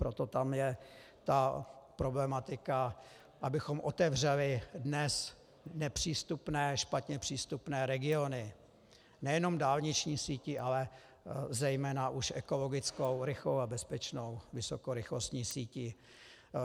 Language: Czech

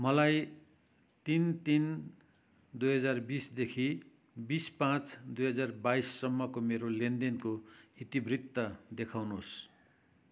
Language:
Nepali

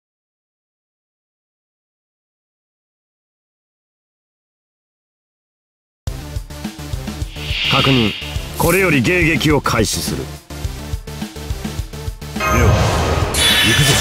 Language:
Japanese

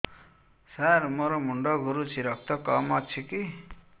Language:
Odia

